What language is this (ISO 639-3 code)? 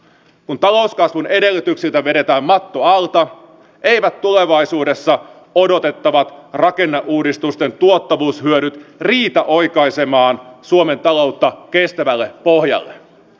fin